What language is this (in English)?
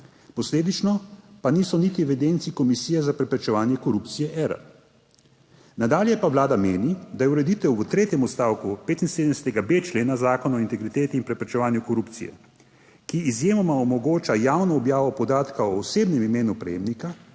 Slovenian